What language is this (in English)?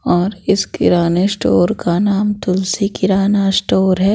Hindi